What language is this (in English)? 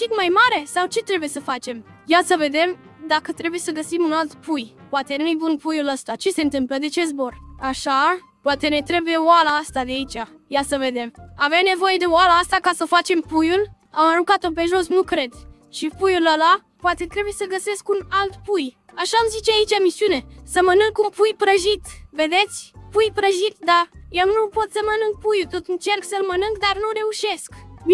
Romanian